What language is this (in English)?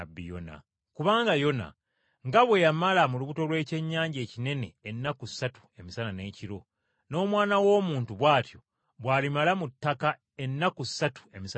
Ganda